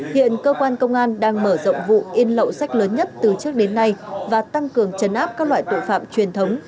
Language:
Vietnamese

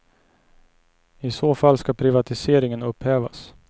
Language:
Swedish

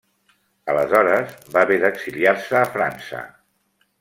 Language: Catalan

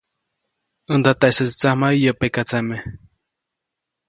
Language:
Copainalá Zoque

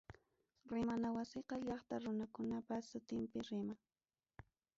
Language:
Ayacucho Quechua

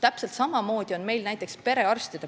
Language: Estonian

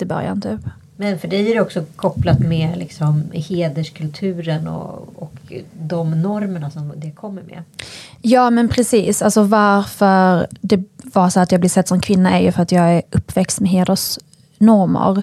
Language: Swedish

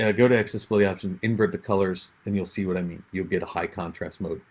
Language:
English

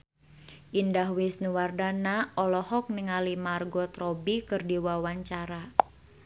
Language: Sundanese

